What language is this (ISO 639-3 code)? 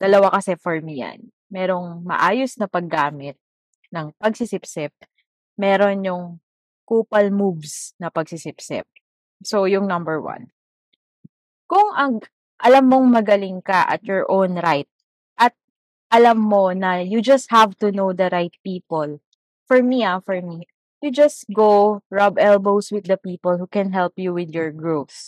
fil